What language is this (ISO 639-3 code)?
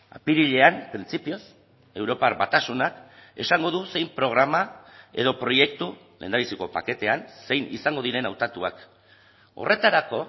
eus